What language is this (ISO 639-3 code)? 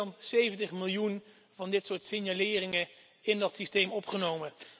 nld